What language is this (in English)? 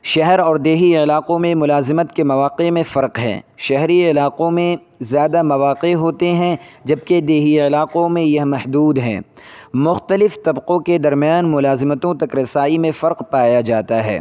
Urdu